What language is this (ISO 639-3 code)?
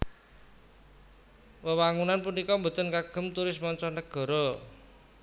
jav